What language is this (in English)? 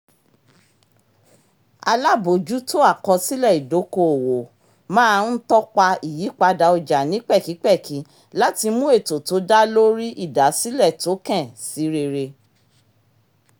Yoruba